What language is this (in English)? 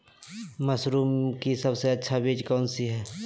Magahi